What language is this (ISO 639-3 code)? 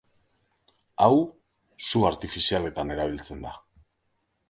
eus